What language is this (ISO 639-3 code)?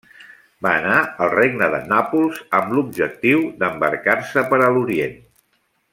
cat